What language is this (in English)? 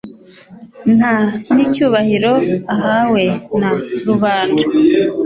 Kinyarwanda